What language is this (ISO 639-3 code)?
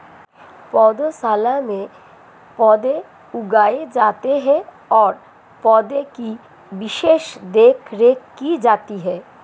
hin